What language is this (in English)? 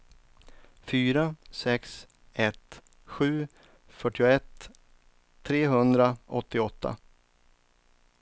Swedish